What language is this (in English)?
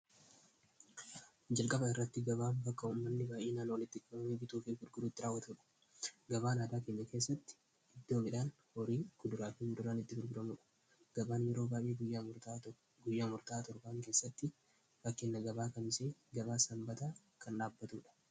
Oromo